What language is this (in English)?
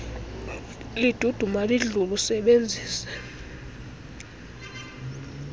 Xhosa